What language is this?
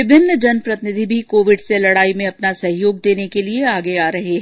Hindi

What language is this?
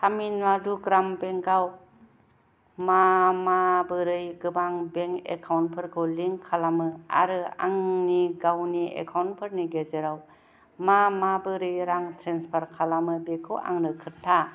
Bodo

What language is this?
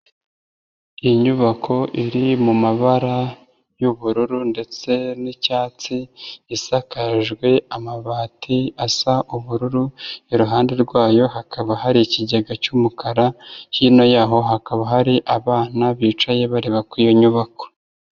Kinyarwanda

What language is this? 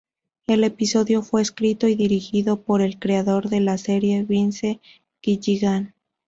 Spanish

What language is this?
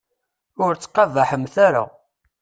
Kabyle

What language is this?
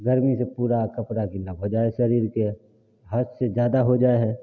Maithili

